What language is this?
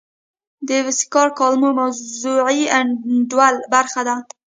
Pashto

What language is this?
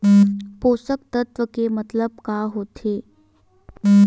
Chhattisgarhi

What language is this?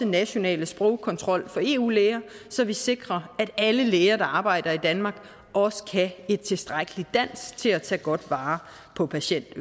Danish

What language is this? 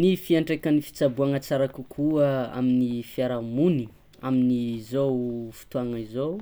Tsimihety Malagasy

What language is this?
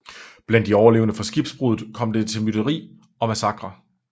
Danish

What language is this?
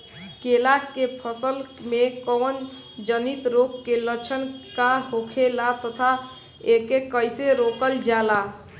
Bhojpuri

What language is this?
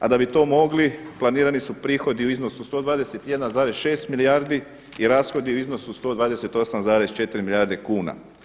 Croatian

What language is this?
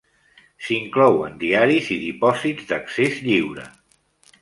Catalan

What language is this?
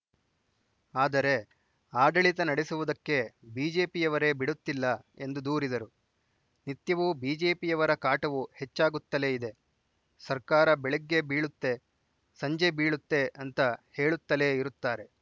Kannada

